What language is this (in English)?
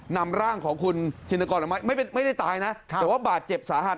Thai